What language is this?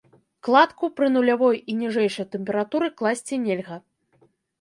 Belarusian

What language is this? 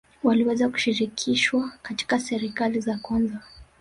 Swahili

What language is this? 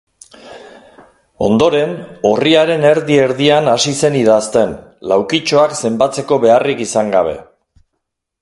Basque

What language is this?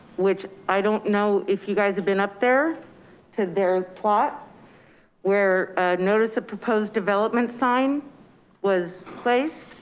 English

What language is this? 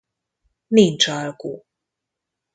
Hungarian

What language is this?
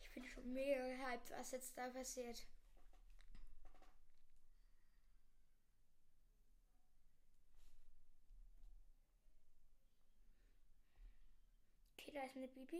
German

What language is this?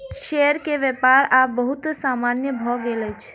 Maithili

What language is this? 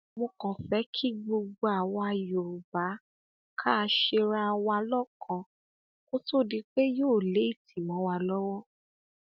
Yoruba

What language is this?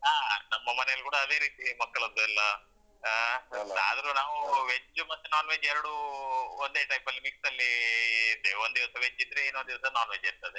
Kannada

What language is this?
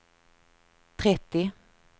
Swedish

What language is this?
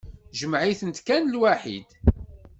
Kabyle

